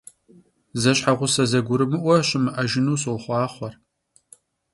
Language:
Kabardian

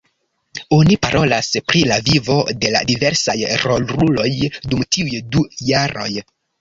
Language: Esperanto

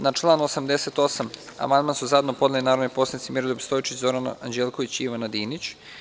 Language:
Serbian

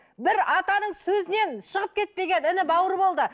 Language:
Kazakh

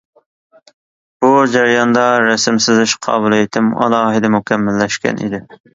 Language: Uyghur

